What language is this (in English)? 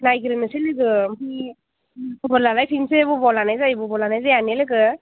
Bodo